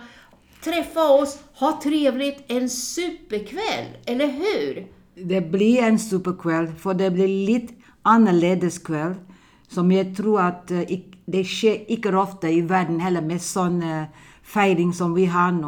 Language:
Swedish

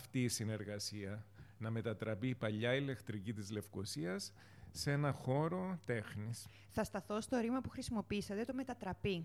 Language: Greek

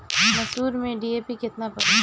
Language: Bhojpuri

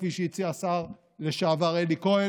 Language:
Hebrew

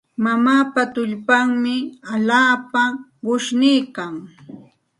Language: Santa Ana de Tusi Pasco Quechua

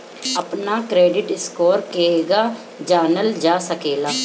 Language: Bhojpuri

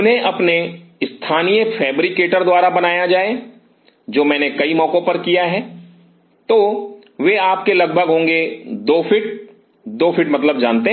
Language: Hindi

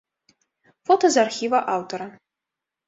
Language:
Belarusian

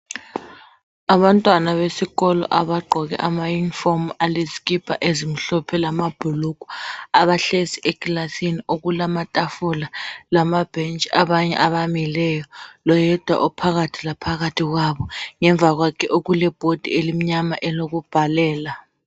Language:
North Ndebele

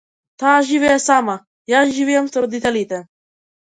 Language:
Macedonian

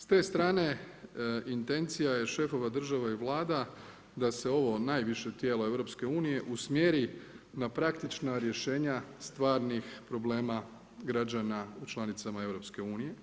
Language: Croatian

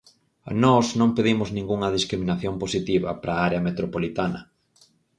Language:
Galician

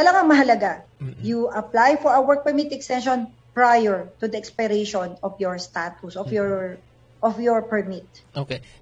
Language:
Filipino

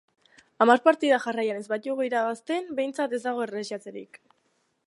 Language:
Basque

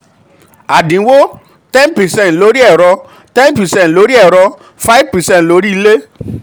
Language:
Yoruba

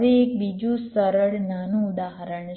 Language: Gujarati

